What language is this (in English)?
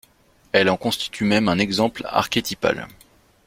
French